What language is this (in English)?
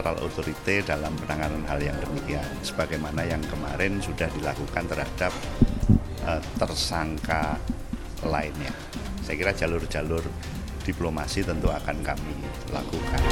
Indonesian